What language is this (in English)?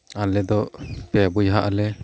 Santali